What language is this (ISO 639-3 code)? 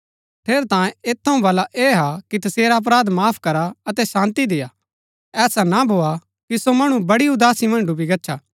gbk